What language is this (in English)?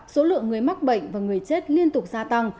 Vietnamese